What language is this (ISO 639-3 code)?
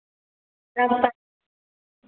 mai